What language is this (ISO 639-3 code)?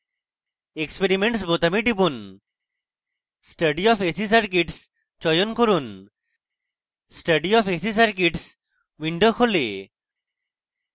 ben